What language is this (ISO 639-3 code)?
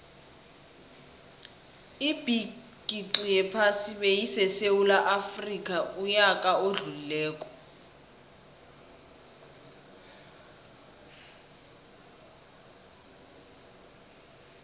nbl